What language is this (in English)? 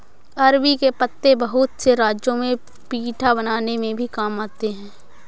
Hindi